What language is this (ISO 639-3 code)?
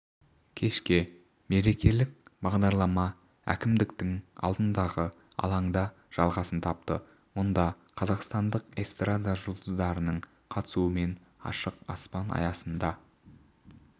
kaz